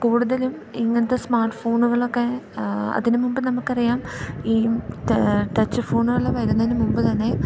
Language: Malayalam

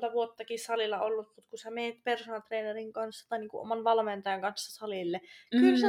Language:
Finnish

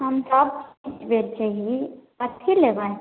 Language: Maithili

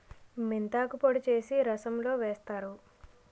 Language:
Telugu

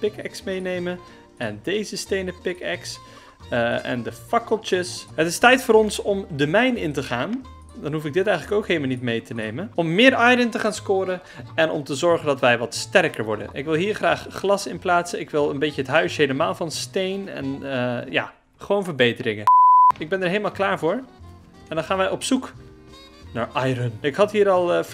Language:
Dutch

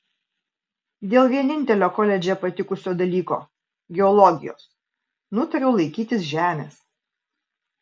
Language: Lithuanian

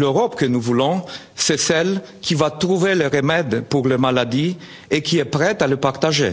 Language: French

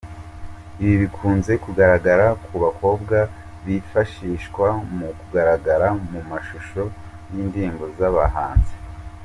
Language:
Kinyarwanda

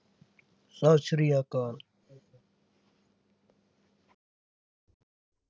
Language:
Punjabi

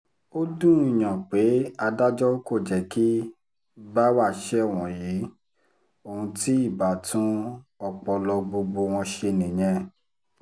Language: Yoruba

